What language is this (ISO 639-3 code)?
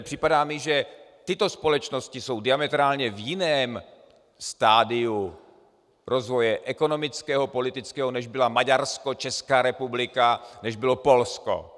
ces